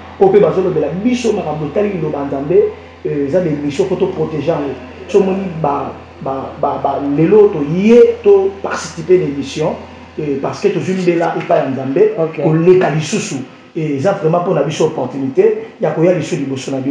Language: French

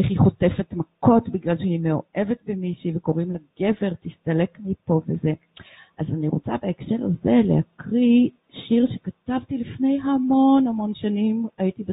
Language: Hebrew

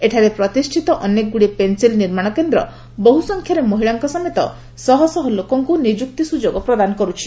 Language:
Odia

